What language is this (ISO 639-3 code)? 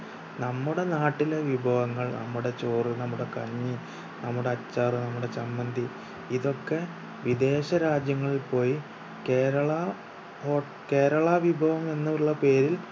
mal